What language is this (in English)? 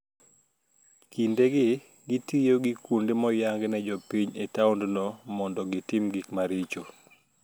Luo (Kenya and Tanzania)